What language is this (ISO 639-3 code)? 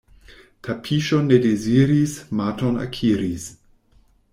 epo